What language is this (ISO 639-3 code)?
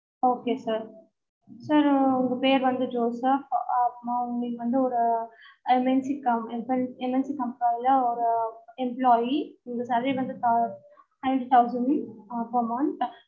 tam